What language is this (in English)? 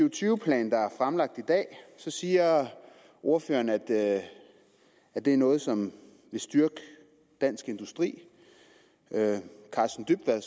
Danish